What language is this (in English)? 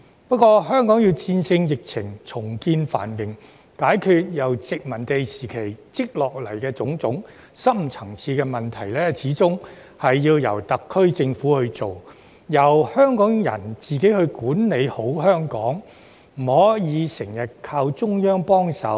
Cantonese